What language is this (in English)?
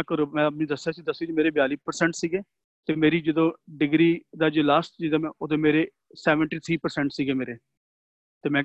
Punjabi